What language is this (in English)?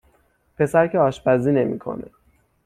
Persian